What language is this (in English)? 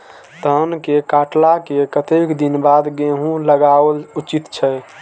Maithili